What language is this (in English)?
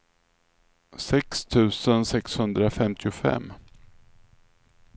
Swedish